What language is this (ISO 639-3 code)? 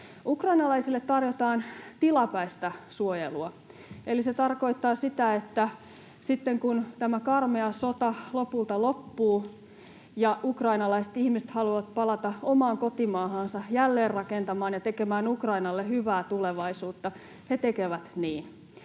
fin